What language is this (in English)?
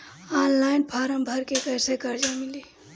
Bhojpuri